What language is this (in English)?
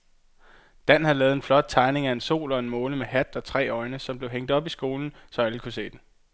Danish